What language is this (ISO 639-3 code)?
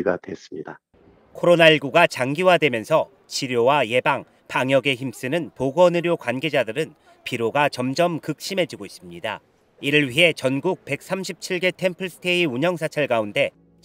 kor